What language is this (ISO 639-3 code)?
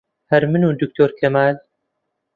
ckb